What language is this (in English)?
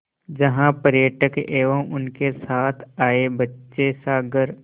Hindi